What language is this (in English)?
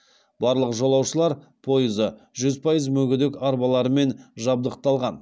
Kazakh